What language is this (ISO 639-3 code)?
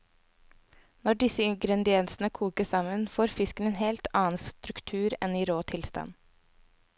nor